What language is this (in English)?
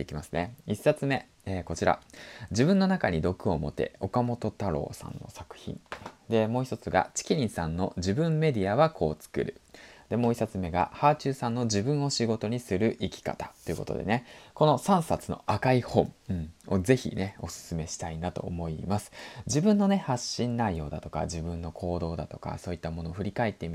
Japanese